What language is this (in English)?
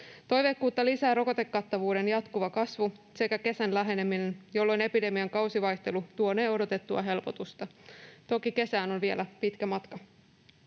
Finnish